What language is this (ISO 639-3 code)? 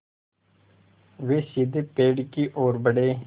hin